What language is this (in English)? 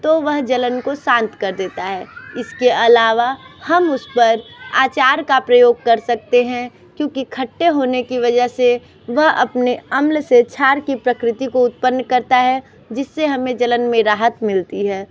Hindi